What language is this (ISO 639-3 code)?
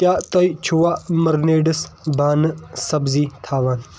kas